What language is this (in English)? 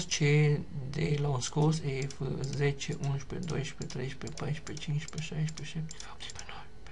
Romanian